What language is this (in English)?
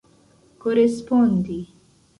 Esperanto